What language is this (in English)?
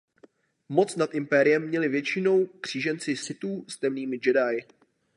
Czech